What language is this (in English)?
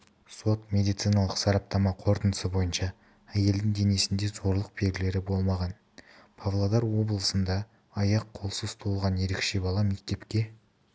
Kazakh